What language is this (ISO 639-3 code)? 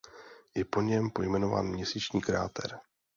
ces